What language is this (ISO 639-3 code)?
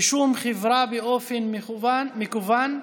heb